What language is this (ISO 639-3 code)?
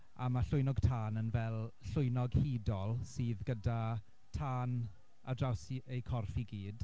cym